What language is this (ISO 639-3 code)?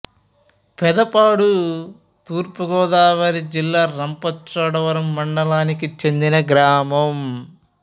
tel